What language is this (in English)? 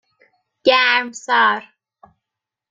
Persian